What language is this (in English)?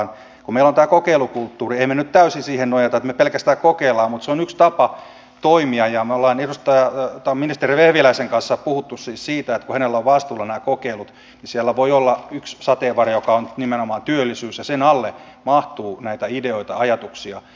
Finnish